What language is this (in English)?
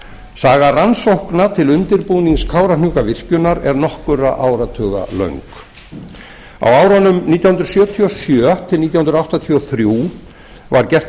Icelandic